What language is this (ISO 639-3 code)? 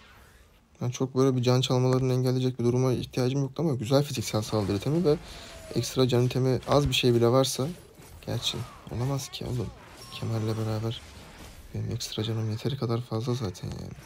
tur